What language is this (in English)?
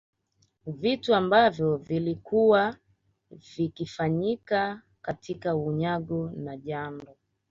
Swahili